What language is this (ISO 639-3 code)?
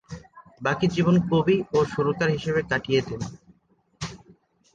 ben